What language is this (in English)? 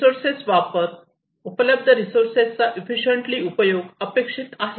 Marathi